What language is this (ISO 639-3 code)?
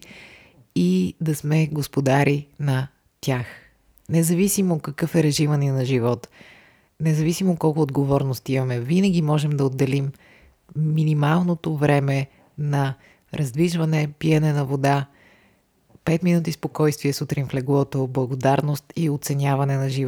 bul